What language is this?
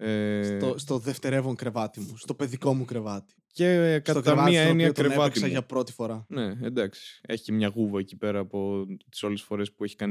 Greek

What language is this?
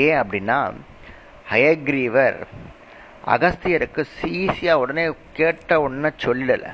Tamil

